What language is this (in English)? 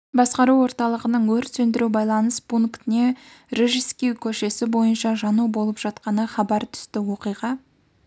Kazakh